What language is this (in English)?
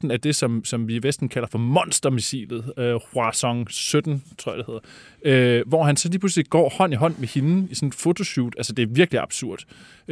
Danish